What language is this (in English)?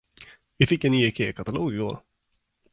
Swedish